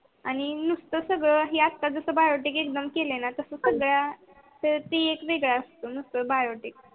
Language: Marathi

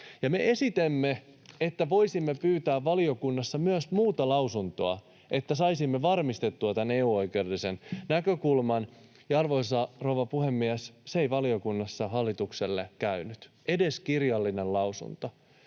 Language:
Finnish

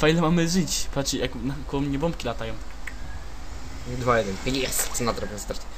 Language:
Polish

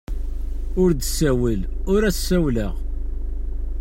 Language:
Kabyle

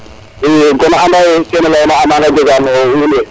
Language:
Serer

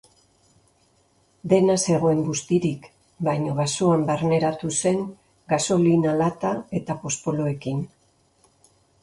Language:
Basque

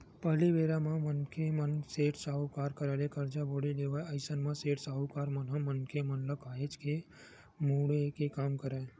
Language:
Chhattisgarhi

